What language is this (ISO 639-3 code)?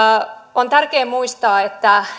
fin